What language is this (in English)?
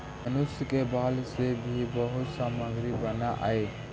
Magahi